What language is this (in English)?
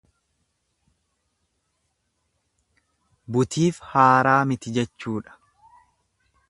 Oromo